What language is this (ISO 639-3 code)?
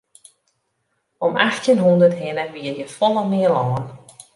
fry